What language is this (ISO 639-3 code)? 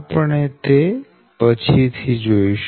guj